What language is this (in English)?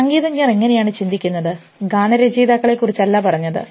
Malayalam